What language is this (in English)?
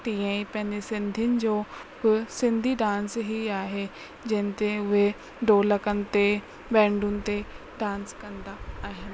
Sindhi